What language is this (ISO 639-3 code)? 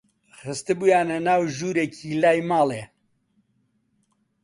ckb